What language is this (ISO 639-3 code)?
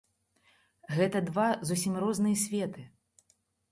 bel